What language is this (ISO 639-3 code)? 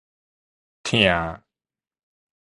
nan